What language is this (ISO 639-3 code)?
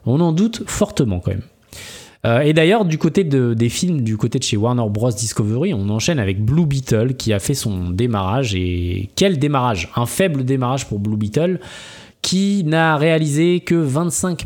fra